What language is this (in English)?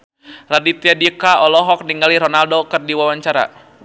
Sundanese